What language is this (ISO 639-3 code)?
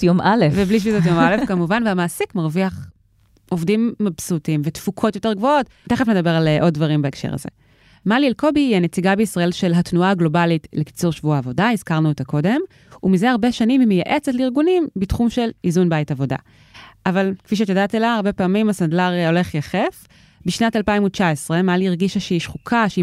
heb